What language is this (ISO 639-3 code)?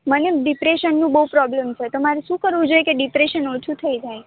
guj